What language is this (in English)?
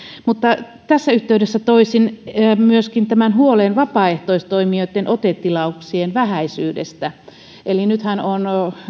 Finnish